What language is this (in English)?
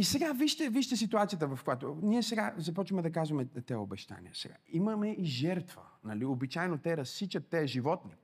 Bulgarian